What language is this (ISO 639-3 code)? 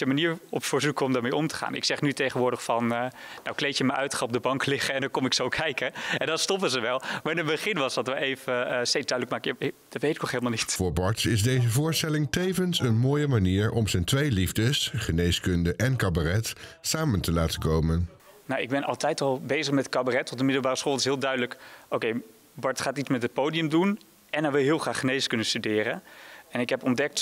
nld